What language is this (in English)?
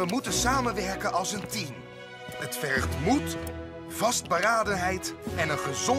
Dutch